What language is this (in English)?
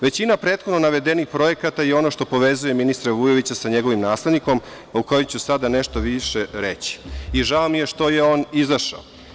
Serbian